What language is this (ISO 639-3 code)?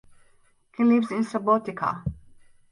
eng